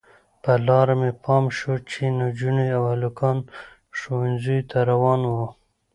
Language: Pashto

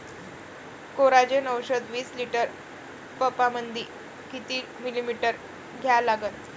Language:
Marathi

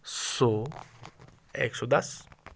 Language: Urdu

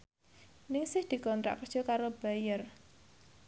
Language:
Javanese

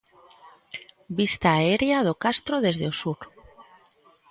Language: Galician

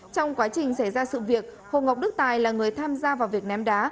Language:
Vietnamese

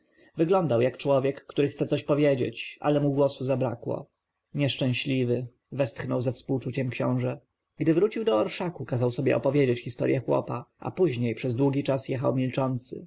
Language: Polish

